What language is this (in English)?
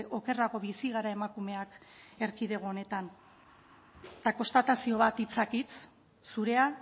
Basque